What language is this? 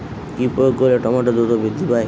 Bangla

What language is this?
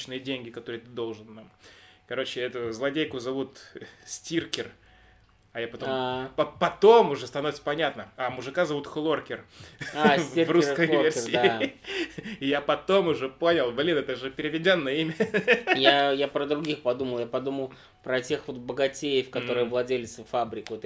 Russian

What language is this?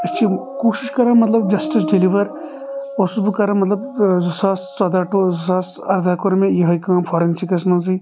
Kashmiri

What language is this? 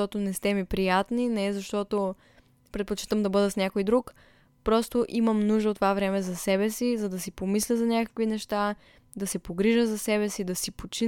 Bulgarian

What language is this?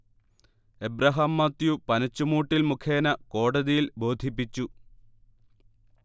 Malayalam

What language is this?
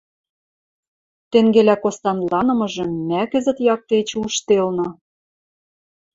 Western Mari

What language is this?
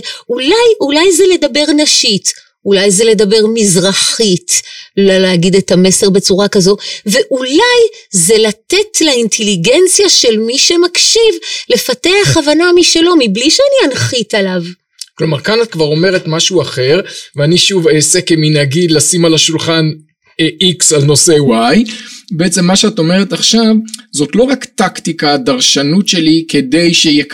Hebrew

